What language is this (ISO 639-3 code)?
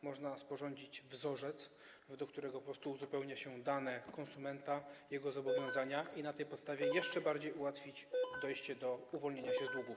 pol